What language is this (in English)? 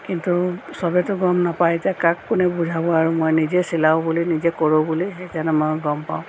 Assamese